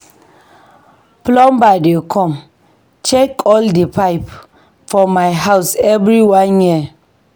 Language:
Nigerian Pidgin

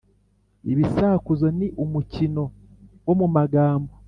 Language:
Kinyarwanda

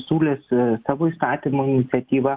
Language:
Lithuanian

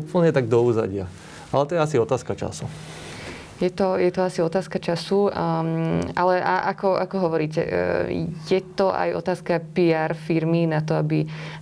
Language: Slovak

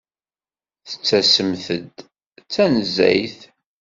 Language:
Kabyle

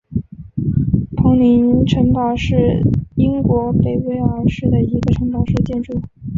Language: Chinese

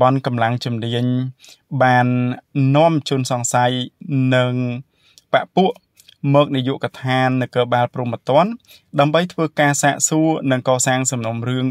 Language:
Thai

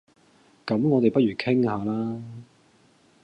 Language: Cantonese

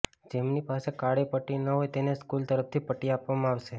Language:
Gujarati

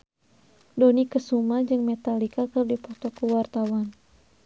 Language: Sundanese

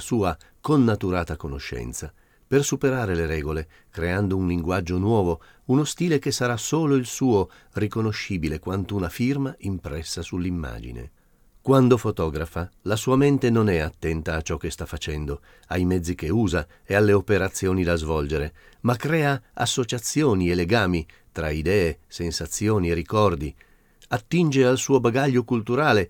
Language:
Italian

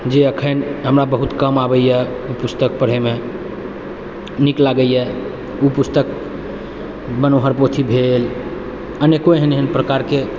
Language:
Maithili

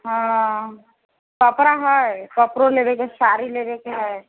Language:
Maithili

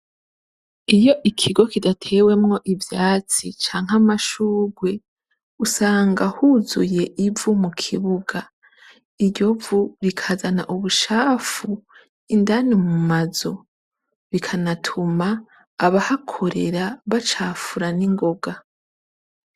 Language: Rundi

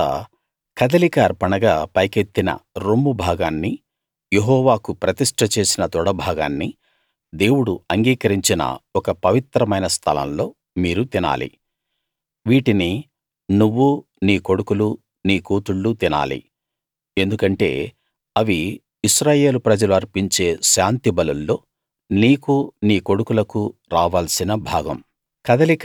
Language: Telugu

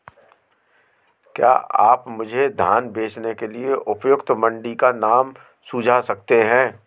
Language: Hindi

